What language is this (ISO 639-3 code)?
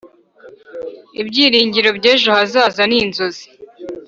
kin